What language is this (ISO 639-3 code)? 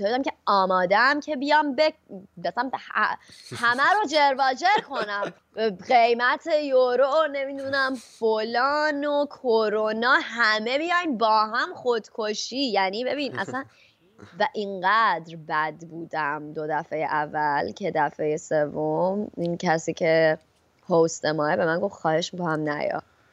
fas